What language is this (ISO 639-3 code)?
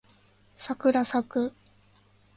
jpn